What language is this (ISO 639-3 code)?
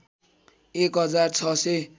nep